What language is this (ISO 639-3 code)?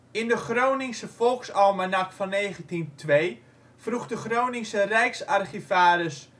nld